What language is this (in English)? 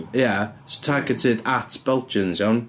Welsh